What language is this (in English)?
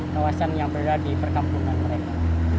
Indonesian